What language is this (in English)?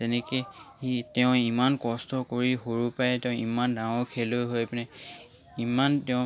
Assamese